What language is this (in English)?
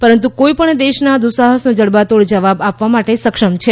Gujarati